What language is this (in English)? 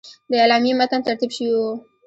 Pashto